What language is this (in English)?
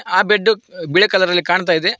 Kannada